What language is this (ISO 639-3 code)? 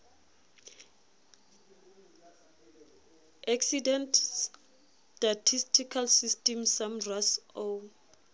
sot